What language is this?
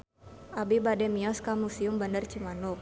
Sundanese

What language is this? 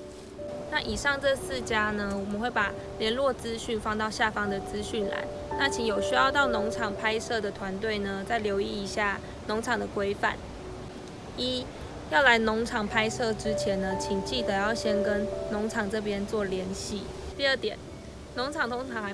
Chinese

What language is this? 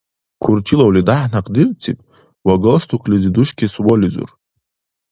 Dargwa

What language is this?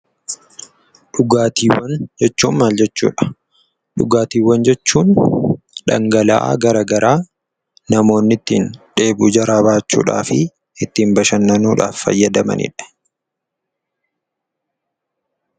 Oromo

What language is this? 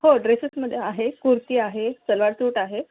Marathi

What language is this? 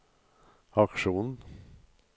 Norwegian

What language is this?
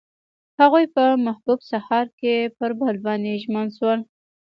Pashto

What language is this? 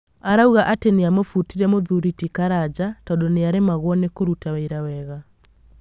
Kikuyu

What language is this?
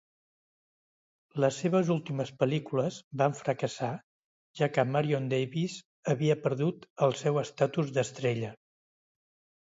Catalan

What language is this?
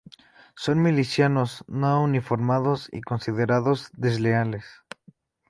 Spanish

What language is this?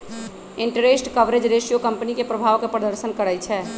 Magahi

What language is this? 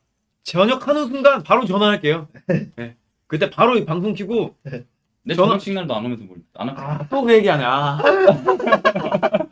Korean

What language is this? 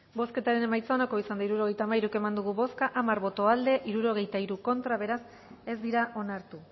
Basque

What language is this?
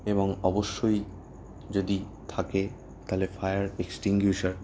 Bangla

